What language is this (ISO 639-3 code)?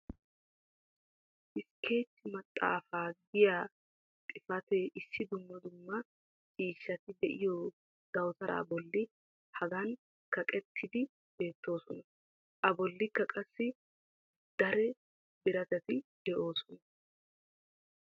wal